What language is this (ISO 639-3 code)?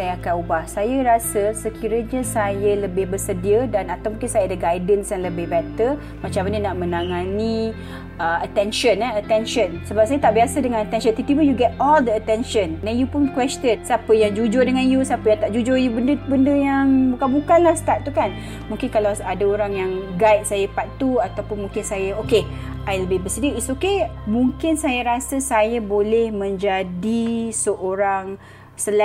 msa